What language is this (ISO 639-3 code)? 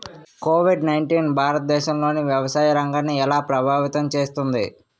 tel